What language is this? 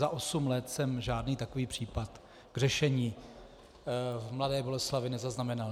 Czech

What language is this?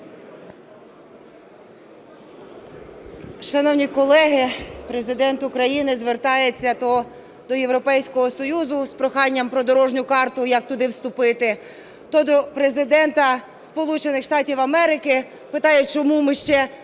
Ukrainian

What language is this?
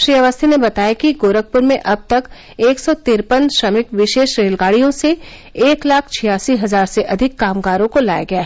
Hindi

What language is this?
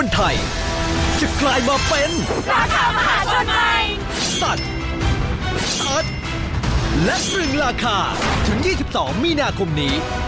Thai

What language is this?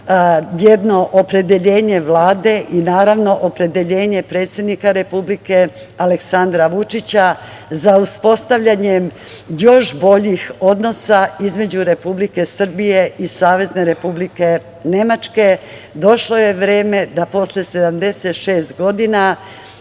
Serbian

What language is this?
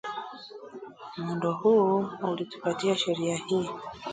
Swahili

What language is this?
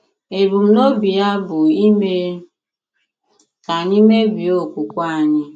Igbo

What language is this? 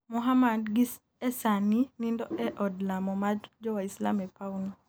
Luo (Kenya and Tanzania)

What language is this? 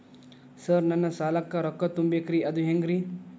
Kannada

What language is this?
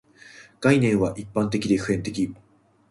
Japanese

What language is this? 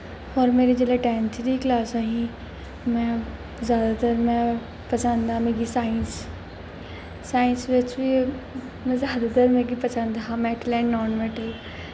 Dogri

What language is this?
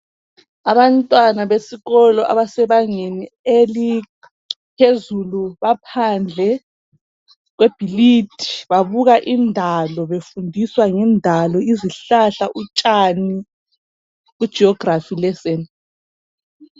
North Ndebele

